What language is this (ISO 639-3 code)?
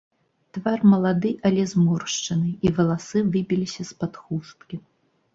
bel